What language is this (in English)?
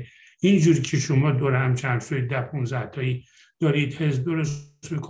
Persian